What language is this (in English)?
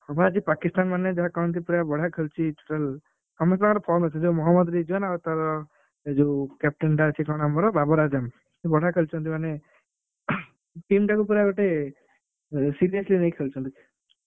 Odia